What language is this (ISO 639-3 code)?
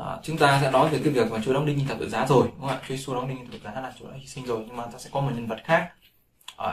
vie